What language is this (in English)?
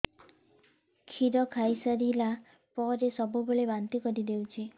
Odia